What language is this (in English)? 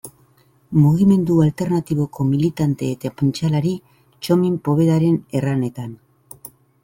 Basque